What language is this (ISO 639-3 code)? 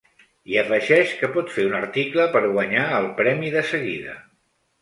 cat